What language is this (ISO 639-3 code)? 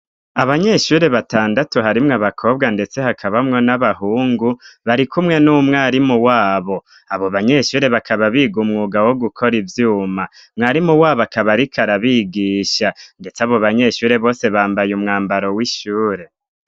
run